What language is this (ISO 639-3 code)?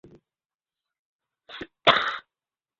ben